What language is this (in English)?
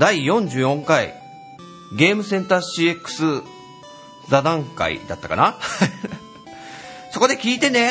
Japanese